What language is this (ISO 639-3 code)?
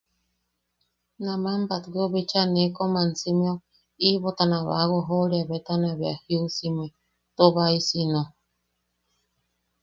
yaq